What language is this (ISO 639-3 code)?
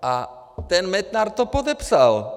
ces